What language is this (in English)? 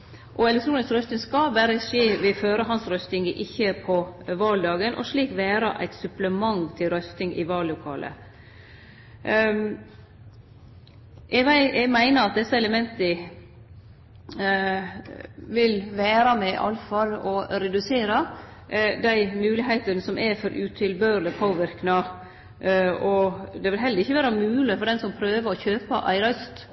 Norwegian Nynorsk